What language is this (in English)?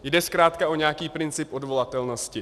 Czech